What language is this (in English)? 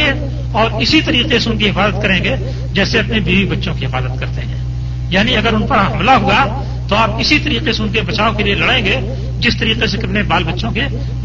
Urdu